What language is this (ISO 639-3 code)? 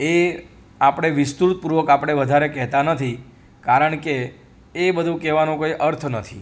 guj